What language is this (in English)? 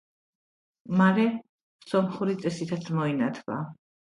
Georgian